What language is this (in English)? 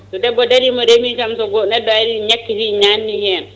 Fula